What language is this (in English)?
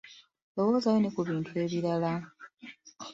Ganda